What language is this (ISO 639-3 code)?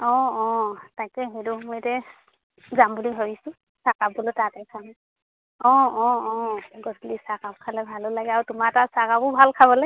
asm